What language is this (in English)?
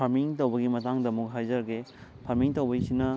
Manipuri